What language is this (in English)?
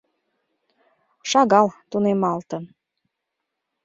Mari